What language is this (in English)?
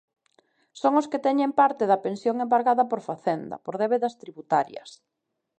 Galician